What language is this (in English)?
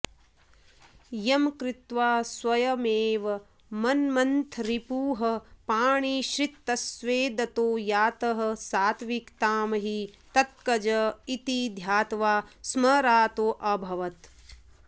Sanskrit